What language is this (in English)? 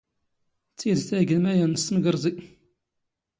Standard Moroccan Tamazight